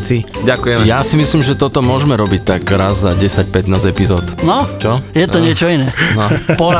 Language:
Slovak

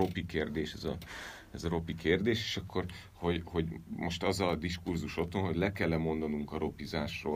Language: Hungarian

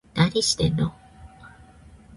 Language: Japanese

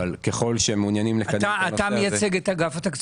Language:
Hebrew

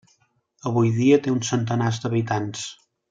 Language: Catalan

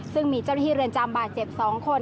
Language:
Thai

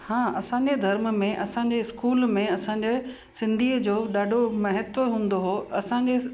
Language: Sindhi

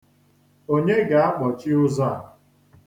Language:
Igbo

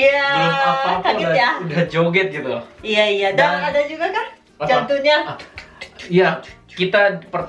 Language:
Indonesian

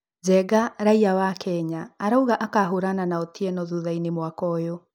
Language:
Kikuyu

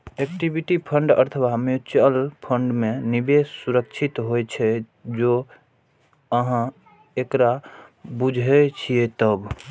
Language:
Maithili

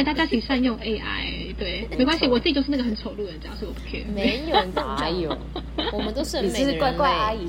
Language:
Chinese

